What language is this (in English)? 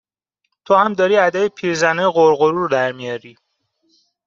Persian